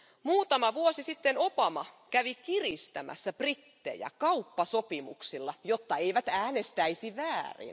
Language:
Finnish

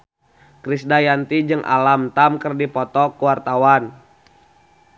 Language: Sundanese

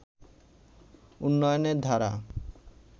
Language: Bangla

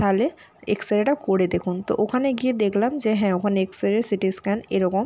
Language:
Bangla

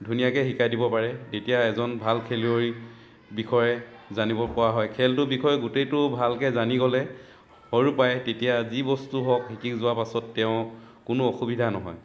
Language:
Assamese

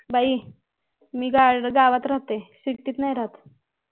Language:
Marathi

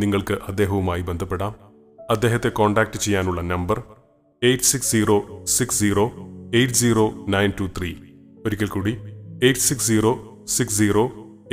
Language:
Malayalam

